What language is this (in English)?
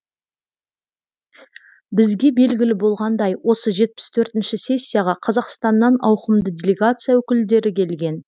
Kazakh